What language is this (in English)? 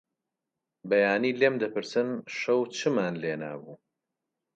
Central Kurdish